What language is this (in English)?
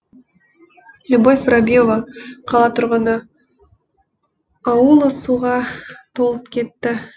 Kazakh